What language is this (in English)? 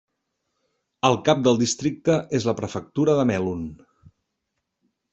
Catalan